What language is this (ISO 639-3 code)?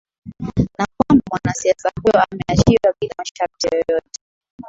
swa